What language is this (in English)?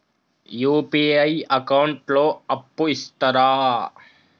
Telugu